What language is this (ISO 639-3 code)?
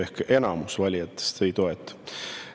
est